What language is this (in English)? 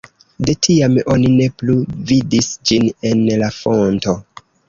Esperanto